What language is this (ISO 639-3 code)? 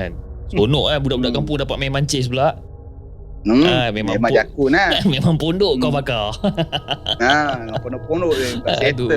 msa